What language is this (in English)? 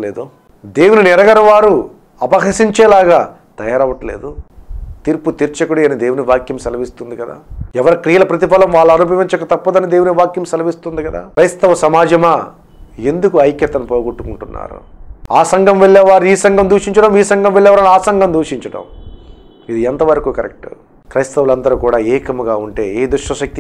English